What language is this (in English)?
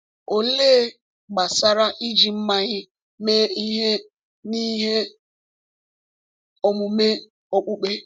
Igbo